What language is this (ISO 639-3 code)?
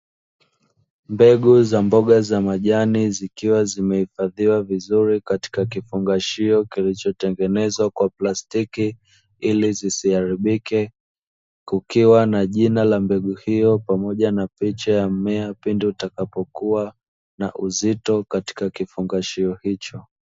swa